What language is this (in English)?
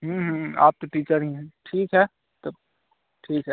Hindi